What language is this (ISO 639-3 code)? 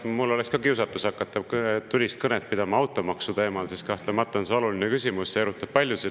est